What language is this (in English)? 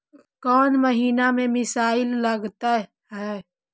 Magahi